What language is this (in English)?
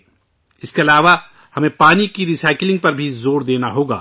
Urdu